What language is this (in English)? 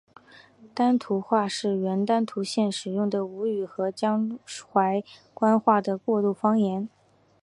Chinese